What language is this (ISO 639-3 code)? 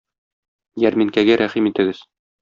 tat